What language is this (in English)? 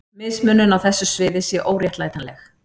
Icelandic